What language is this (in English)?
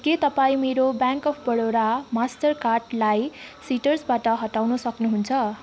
Nepali